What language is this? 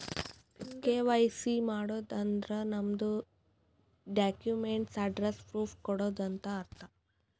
Kannada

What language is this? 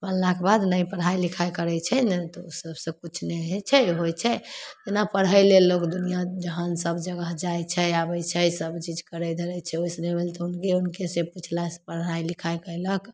Maithili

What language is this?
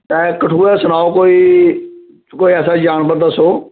Dogri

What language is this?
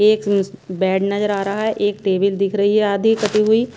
Hindi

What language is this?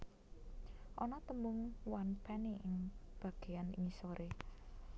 Javanese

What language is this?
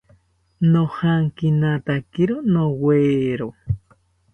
South Ucayali Ashéninka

